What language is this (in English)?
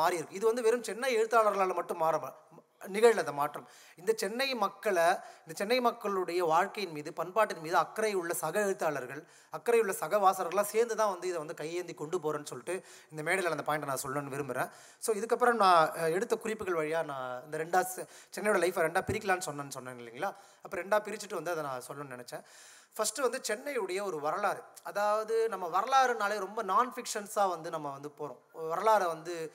Tamil